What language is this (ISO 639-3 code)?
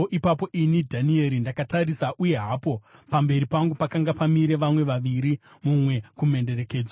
sna